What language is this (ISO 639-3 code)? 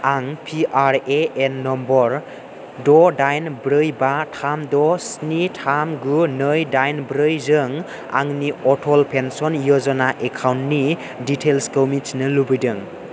brx